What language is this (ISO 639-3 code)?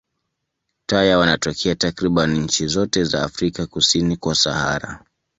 swa